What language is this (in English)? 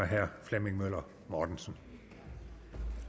Danish